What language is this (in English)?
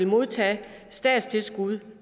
Danish